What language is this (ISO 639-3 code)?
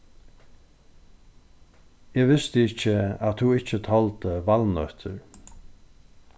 fao